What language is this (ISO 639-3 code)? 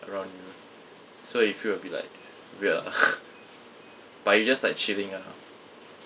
eng